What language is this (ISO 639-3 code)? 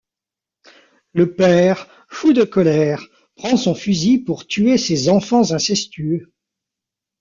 fra